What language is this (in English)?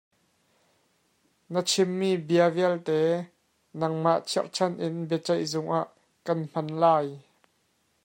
Hakha Chin